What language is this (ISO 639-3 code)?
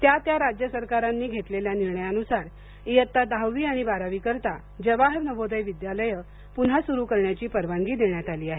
mar